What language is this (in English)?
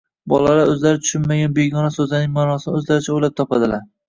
Uzbek